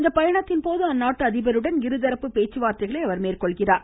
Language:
Tamil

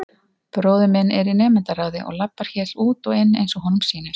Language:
Icelandic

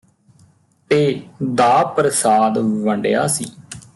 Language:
Punjabi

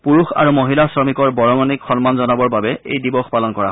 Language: Assamese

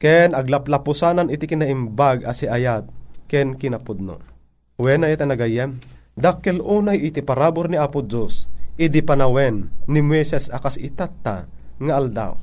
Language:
Filipino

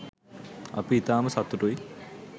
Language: Sinhala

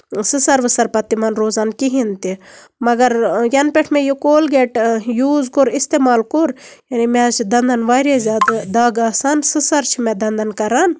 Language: Kashmiri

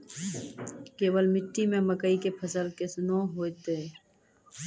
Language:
Maithili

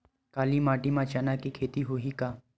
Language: Chhattisgarhi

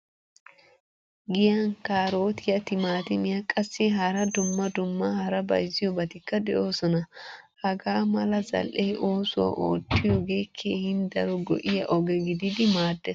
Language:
Wolaytta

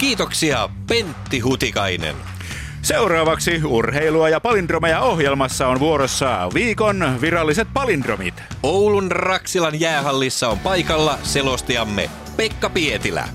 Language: Finnish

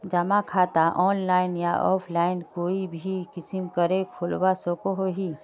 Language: Magahi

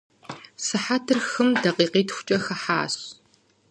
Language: Kabardian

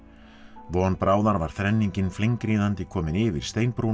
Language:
Icelandic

